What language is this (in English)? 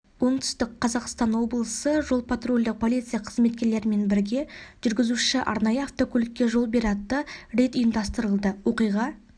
Kazakh